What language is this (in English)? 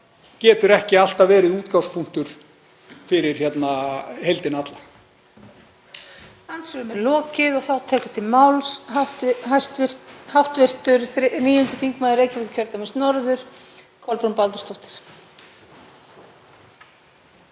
Icelandic